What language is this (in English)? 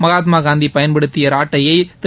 Tamil